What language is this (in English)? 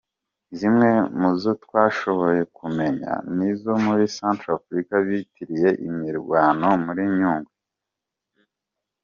Kinyarwanda